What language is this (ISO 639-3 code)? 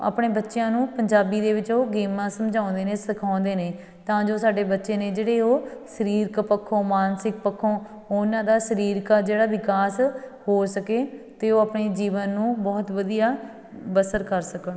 pan